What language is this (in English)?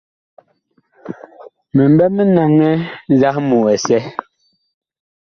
Bakoko